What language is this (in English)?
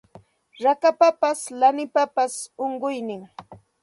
Santa Ana de Tusi Pasco Quechua